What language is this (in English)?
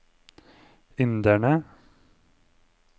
Norwegian